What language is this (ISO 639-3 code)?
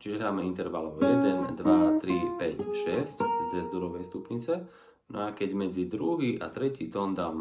slk